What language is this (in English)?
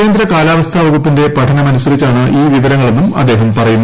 Malayalam